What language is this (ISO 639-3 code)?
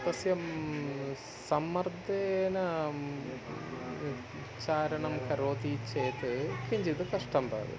san